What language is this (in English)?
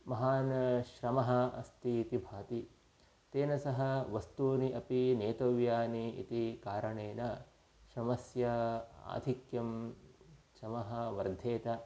Sanskrit